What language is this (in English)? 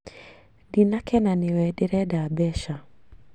Kikuyu